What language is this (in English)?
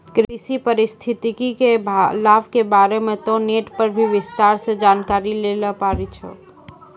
Maithili